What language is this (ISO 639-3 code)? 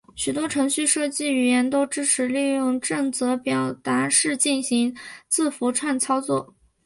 zho